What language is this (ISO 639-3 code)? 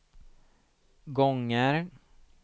swe